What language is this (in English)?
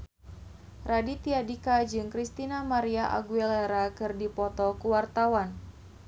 Sundanese